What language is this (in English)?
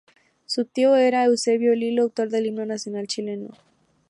Spanish